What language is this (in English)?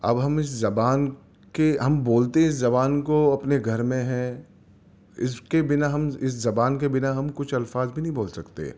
Urdu